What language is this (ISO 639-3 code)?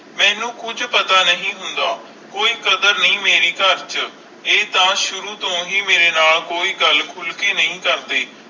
pan